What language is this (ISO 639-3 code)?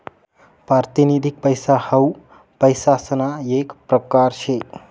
mar